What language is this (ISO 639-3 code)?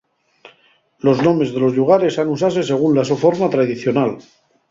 ast